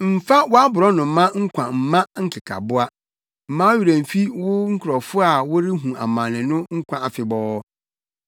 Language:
Akan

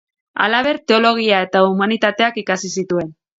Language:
Basque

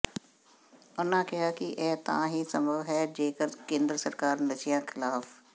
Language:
Punjabi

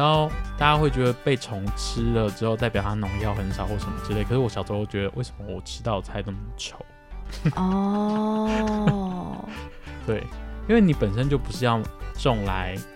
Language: Chinese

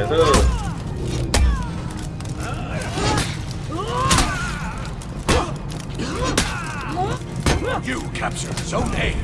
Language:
Korean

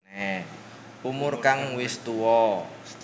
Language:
Javanese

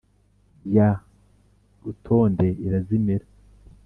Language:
Kinyarwanda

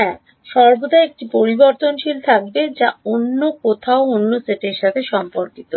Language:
Bangla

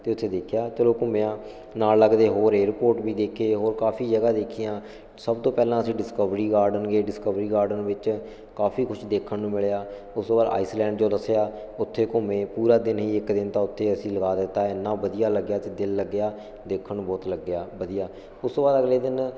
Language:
Punjabi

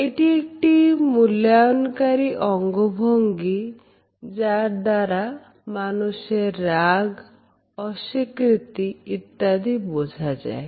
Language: Bangla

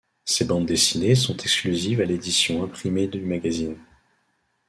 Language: French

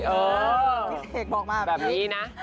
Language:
Thai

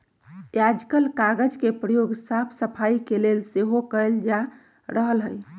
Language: Magahi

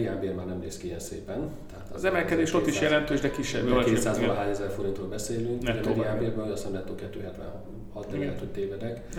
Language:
Hungarian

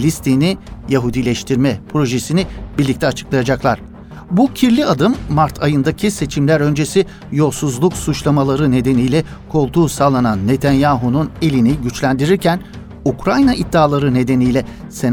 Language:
Turkish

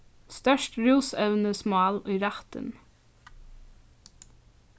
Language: Faroese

